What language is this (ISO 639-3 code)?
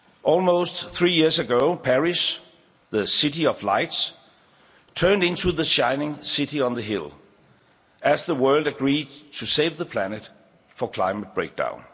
eng